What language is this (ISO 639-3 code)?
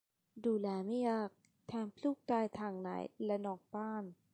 tha